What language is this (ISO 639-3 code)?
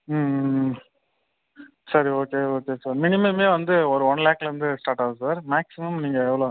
tam